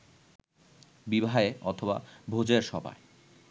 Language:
Bangla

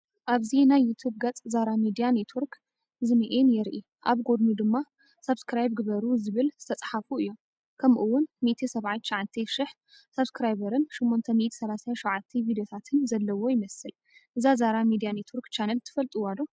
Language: Tigrinya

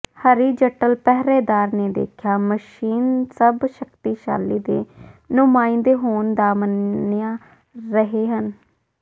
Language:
Punjabi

